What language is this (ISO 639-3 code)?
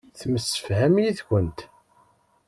kab